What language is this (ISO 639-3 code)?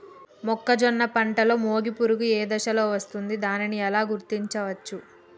tel